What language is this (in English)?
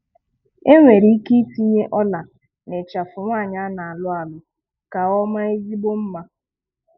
Igbo